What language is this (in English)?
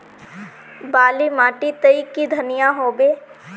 Magahi